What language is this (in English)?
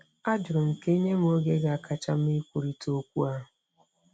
Igbo